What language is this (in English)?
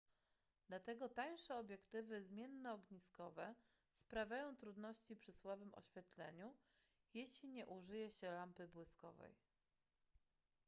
Polish